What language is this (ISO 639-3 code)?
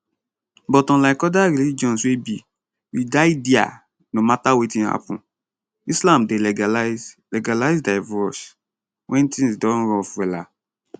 pcm